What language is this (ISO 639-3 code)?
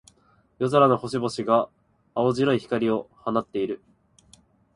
jpn